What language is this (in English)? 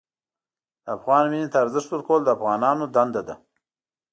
Pashto